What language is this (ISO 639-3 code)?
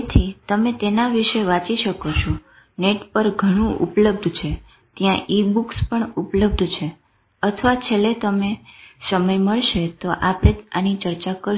guj